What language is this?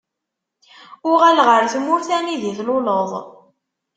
Kabyle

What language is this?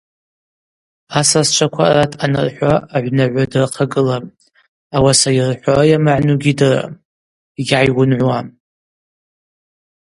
Abaza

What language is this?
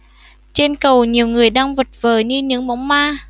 Vietnamese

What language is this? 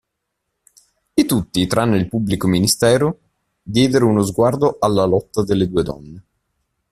Italian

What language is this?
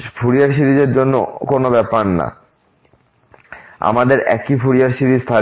Bangla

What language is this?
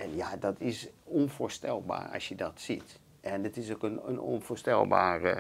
Dutch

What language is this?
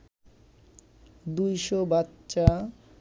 Bangla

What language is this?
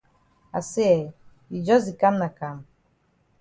Cameroon Pidgin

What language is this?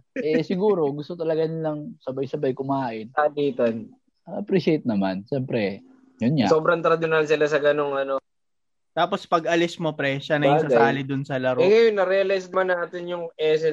Filipino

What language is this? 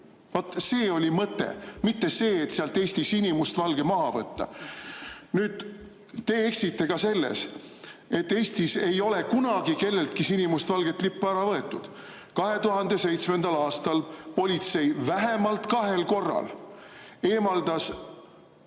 Estonian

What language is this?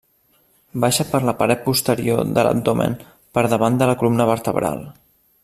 Catalan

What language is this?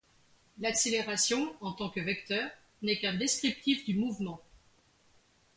French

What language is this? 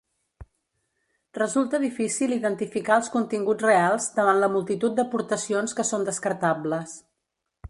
Catalan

